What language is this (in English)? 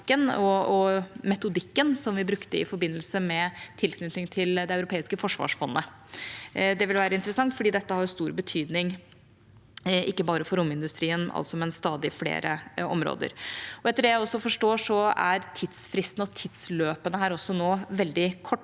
Norwegian